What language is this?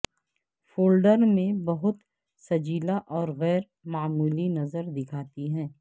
Urdu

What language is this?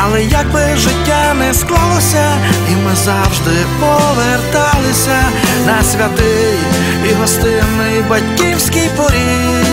Ukrainian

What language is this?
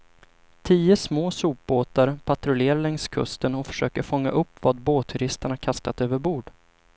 Swedish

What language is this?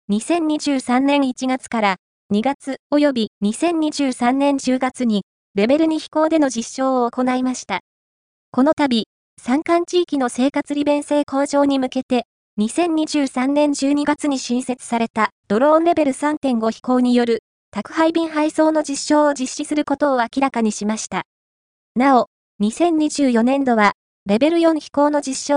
Japanese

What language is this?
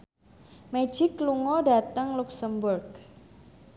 Javanese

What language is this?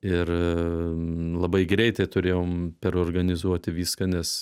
Lithuanian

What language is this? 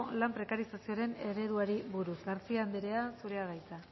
Basque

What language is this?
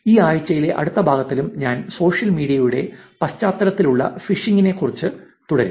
Malayalam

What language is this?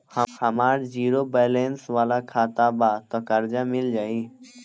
Bhojpuri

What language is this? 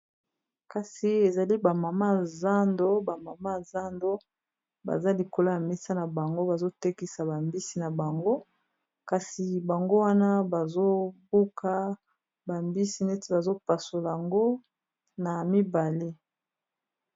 Lingala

